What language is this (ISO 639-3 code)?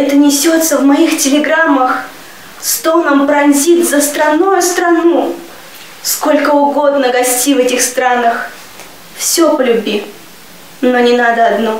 rus